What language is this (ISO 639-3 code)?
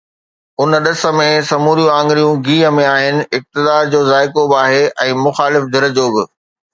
snd